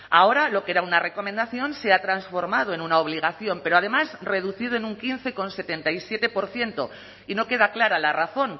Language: Spanish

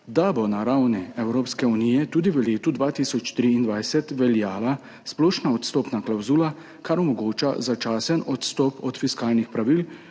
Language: Slovenian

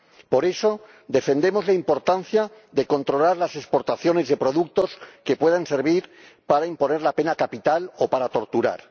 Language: Spanish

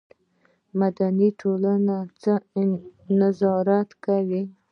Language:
Pashto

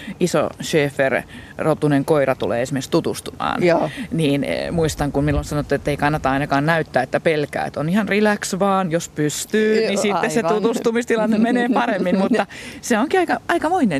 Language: Finnish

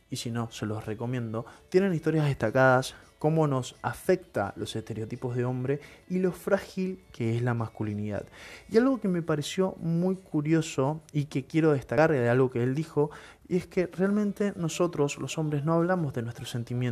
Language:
Spanish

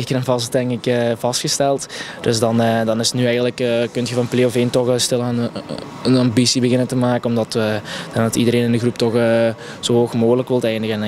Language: Dutch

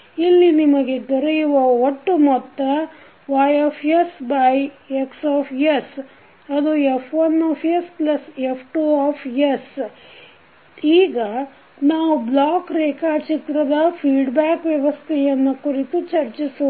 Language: Kannada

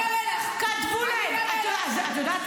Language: Hebrew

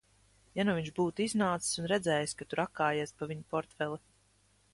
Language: Latvian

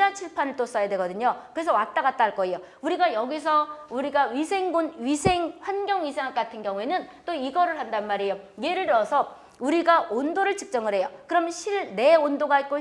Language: Korean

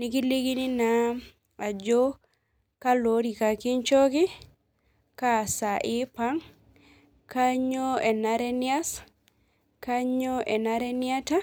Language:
Masai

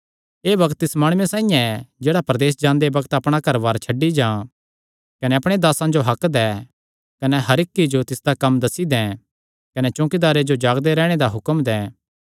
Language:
Kangri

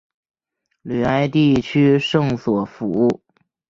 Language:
Chinese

